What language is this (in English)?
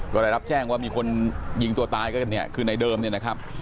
Thai